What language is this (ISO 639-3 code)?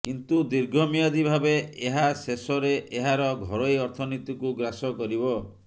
ori